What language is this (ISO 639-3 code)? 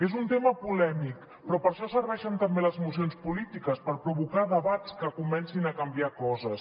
cat